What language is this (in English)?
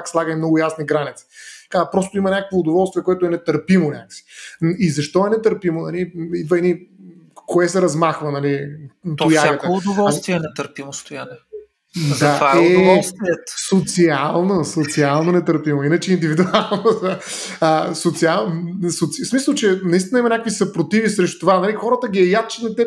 Bulgarian